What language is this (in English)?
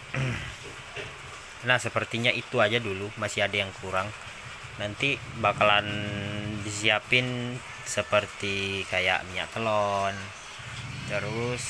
Indonesian